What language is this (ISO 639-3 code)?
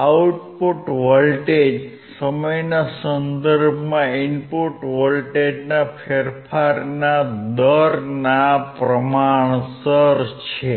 guj